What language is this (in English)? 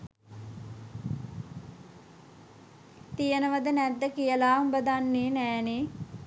Sinhala